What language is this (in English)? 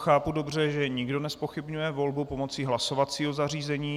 Czech